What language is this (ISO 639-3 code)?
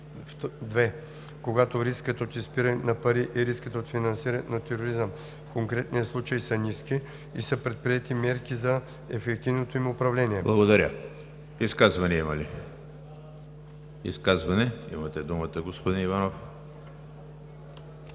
bul